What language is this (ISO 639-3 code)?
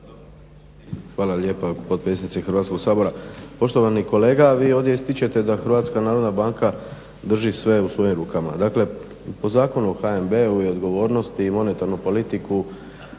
hrv